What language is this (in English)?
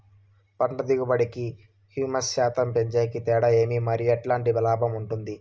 Telugu